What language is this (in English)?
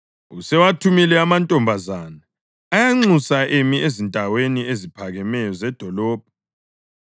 North Ndebele